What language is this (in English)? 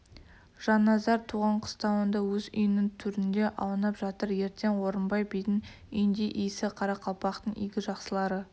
Kazakh